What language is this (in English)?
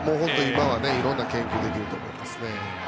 Japanese